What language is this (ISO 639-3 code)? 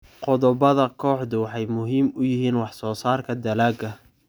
som